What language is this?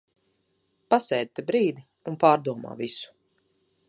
Latvian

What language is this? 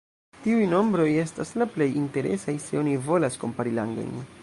Esperanto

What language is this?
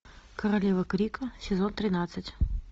Russian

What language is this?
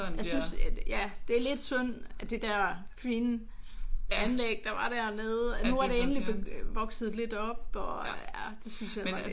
Danish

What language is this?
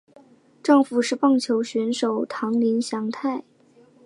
Chinese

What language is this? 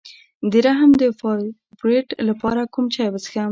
Pashto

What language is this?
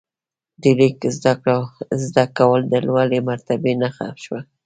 Pashto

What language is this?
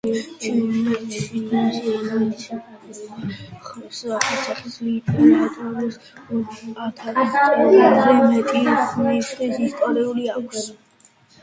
Georgian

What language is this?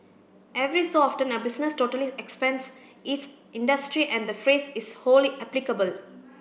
English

